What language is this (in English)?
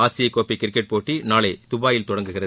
Tamil